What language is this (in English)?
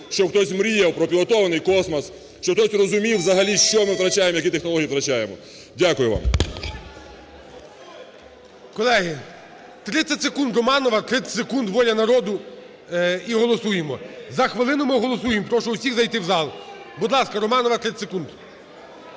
Ukrainian